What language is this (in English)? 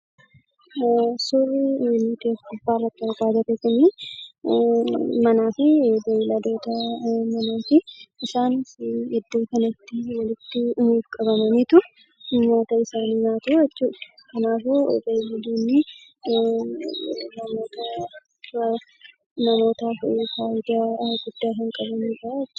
Oromo